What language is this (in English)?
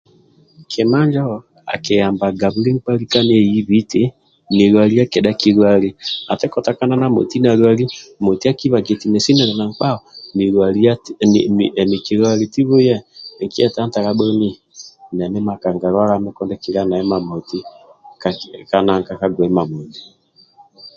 Amba (Uganda)